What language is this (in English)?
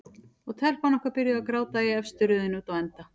Icelandic